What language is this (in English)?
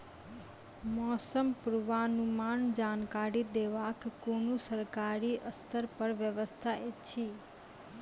Maithili